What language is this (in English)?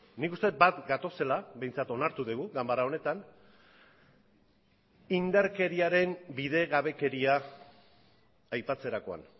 Basque